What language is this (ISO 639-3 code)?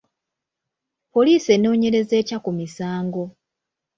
lug